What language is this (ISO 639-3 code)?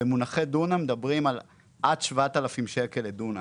heb